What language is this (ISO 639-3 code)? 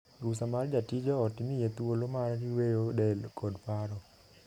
luo